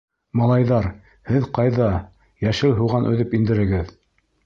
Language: Bashkir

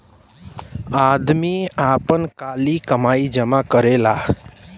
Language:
Bhojpuri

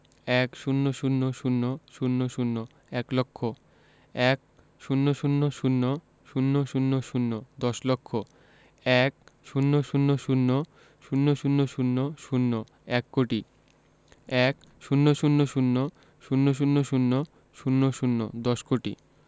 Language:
Bangla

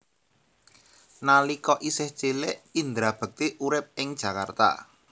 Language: Javanese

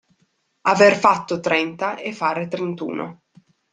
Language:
Italian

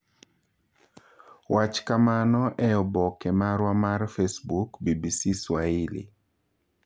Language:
Luo (Kenya and Tanzania)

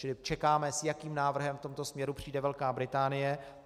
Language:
Czech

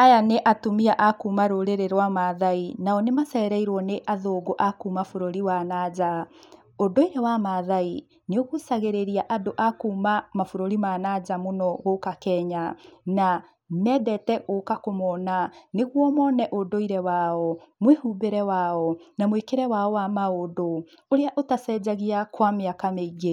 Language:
Kikuyu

